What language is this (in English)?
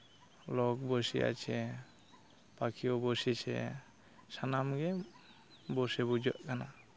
Santali